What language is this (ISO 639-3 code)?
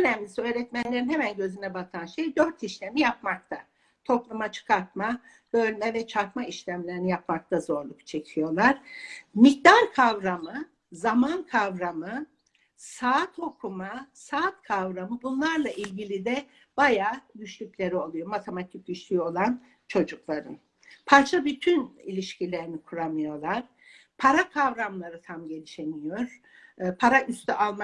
tur